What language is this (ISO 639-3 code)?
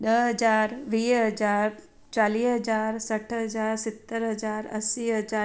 snd